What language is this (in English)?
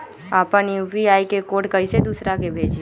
Magahi